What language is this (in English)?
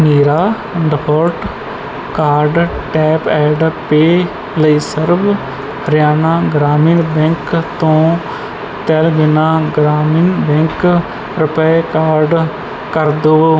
Punjabi